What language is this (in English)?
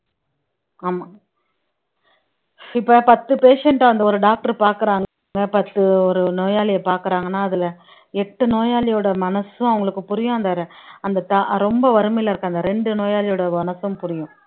Tamil